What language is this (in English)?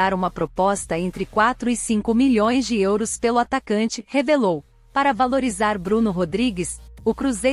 Portuguese